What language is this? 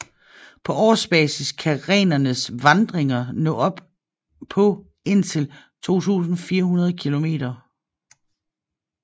Danish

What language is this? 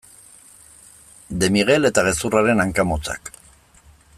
Basque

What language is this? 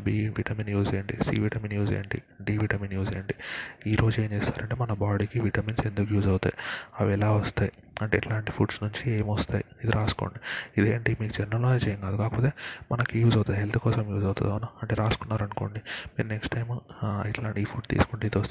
Telugu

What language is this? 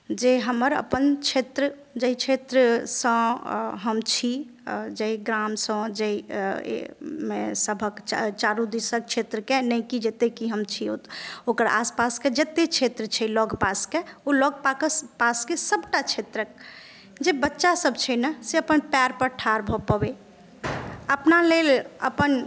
Maithili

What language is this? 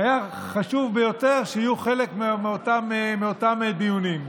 Hebrew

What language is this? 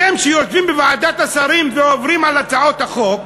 Hebrew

